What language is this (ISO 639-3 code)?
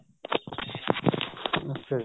pan